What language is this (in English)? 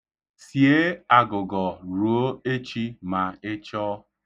Igbo